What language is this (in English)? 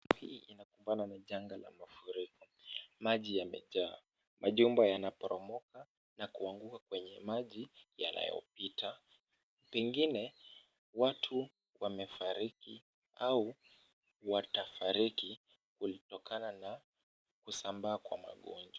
Swahili